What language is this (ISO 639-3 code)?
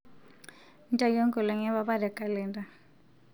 mas